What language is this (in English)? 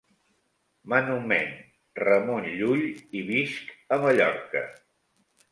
Catalan